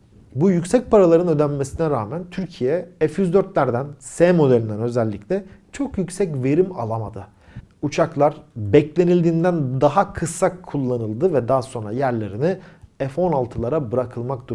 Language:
Turkish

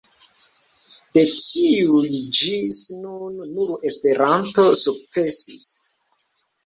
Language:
Esperanto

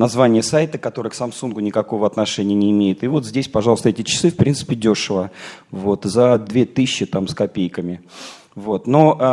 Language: Russian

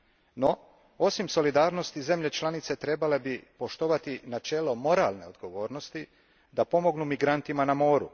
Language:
Croatian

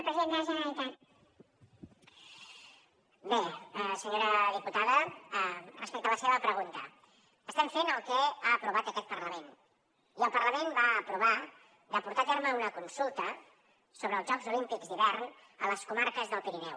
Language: Catalan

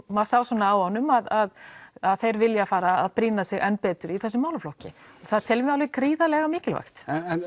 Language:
Icelandic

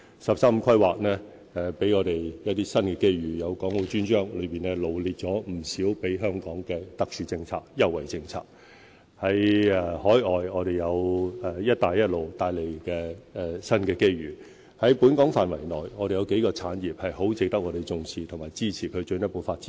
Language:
Cantonese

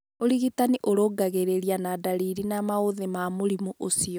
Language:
Kikuyu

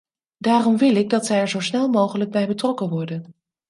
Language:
Dutch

